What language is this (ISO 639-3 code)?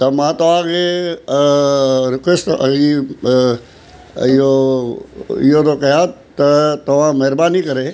snd